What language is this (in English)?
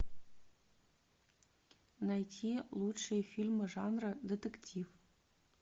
Russian